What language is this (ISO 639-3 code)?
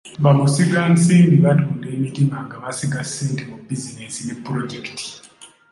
lug